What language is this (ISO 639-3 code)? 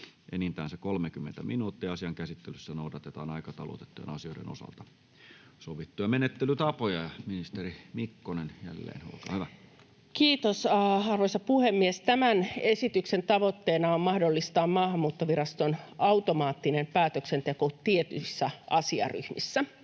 fin